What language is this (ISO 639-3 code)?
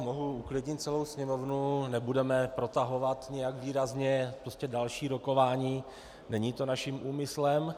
ces